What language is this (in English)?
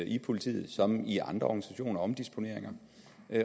Danish